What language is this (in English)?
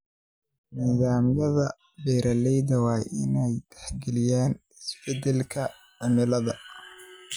Somali